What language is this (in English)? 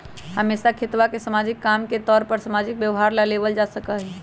Magahi